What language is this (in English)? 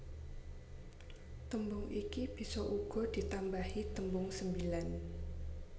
Javanese